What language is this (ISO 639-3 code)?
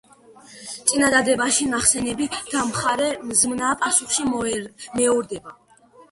kat